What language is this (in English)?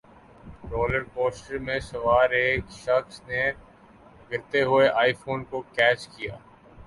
Urdu